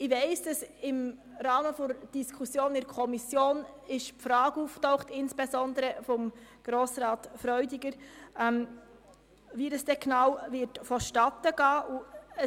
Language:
Swiss German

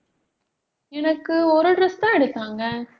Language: Tamil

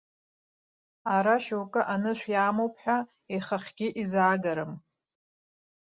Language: Abkhazian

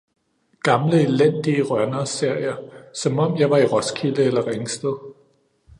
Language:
Danish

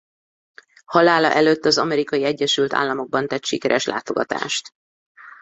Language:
Hungarian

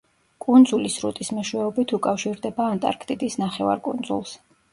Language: Georgian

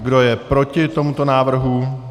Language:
Czech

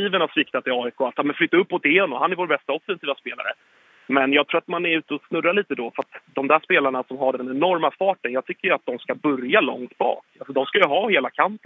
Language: Swedish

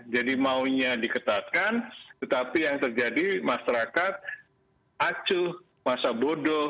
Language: Indonesian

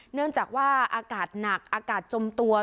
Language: Thai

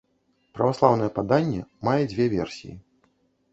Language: Belarusian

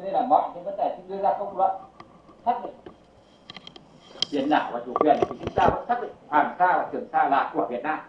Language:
Vietnamese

